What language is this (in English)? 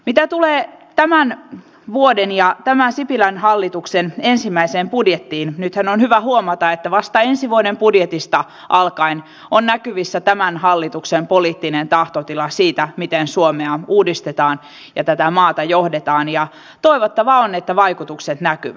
Finnish